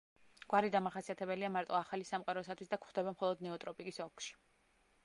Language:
Georgian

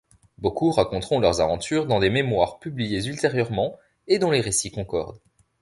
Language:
French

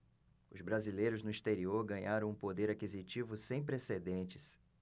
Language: Portuguese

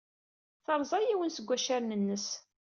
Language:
Kabyle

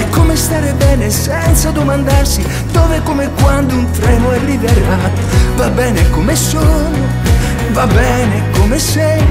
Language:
Italian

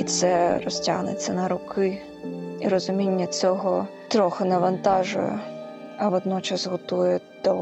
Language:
Ukrainian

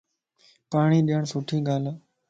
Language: Lasi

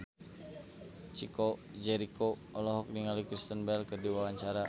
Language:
Sundanese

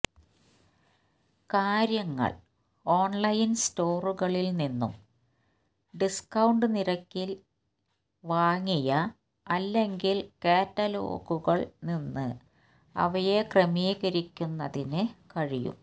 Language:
Malayalam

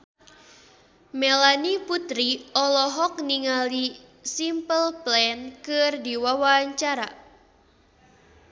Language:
Sundanese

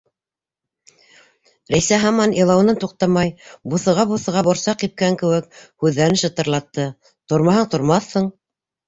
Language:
Bashkir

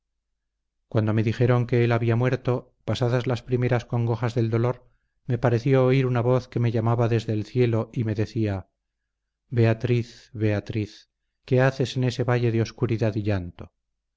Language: Spanish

